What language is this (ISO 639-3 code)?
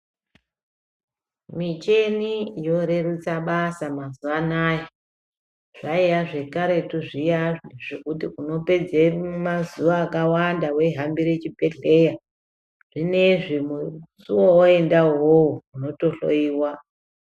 ndc